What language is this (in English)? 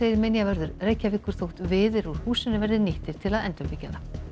Icelandic